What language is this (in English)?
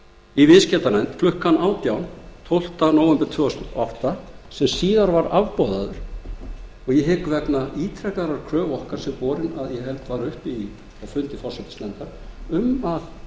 Icelandic